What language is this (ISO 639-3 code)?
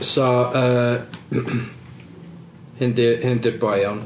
cym